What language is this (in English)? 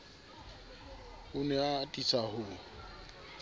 Southern Sotho